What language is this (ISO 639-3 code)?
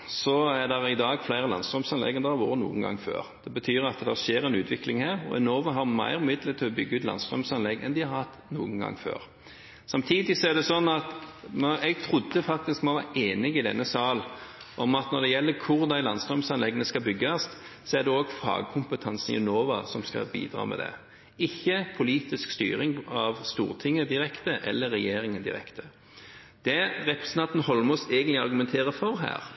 nob